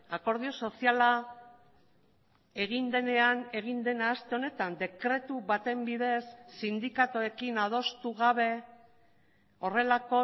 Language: Basque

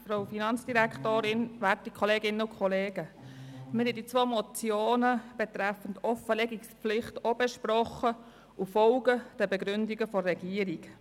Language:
Swiss German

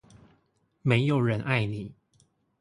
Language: Chinese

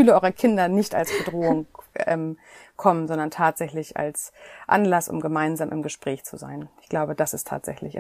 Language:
German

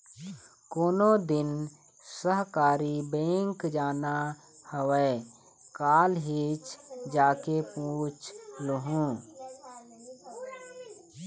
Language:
Chhattisgarhi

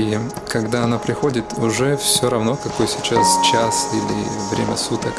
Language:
Russian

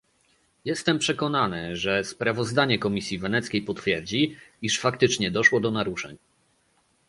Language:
Polish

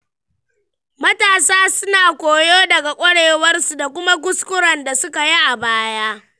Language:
Hausa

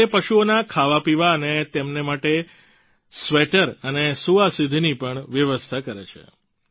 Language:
Gujarati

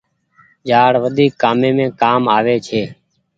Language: Goaria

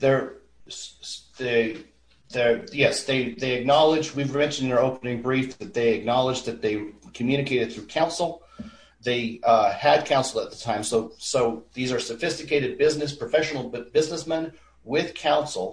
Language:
English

